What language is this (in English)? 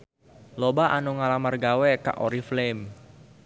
Sundanese